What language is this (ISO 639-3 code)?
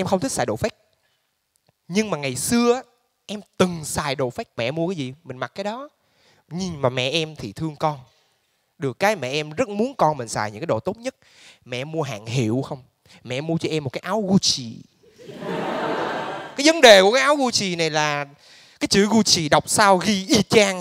vie